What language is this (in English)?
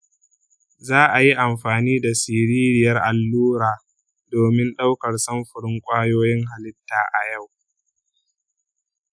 Hausa